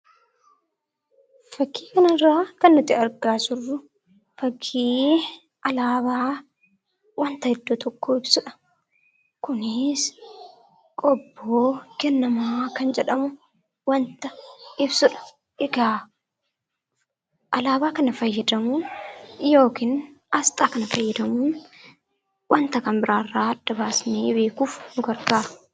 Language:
Oromo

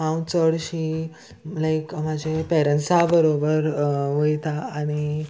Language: Konkani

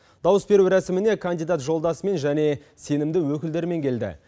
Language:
Kazakh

